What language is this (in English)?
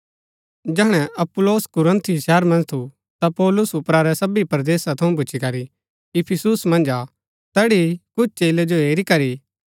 Gaddi